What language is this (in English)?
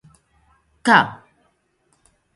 Galician